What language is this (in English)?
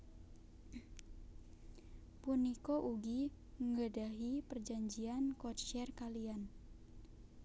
Javanese